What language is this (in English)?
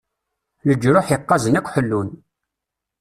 Kabyle